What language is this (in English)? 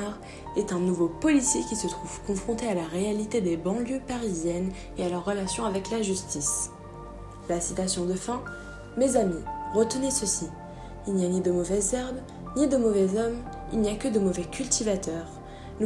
French